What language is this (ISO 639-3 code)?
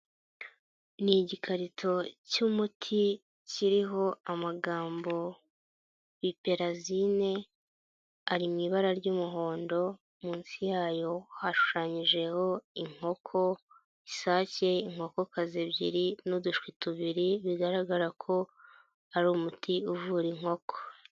kin